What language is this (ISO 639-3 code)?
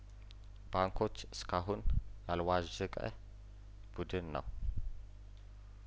amh